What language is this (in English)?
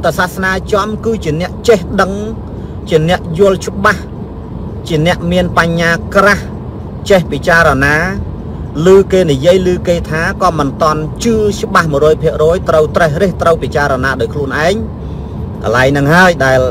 Vietnamese